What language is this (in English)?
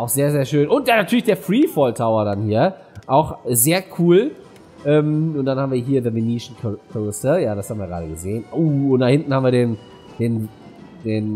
German